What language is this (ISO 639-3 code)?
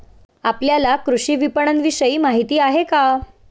mar